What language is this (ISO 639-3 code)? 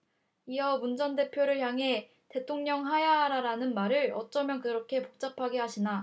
kor